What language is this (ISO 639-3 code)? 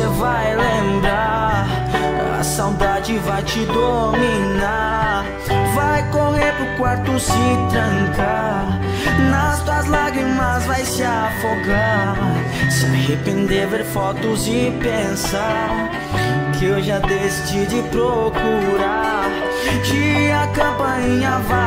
por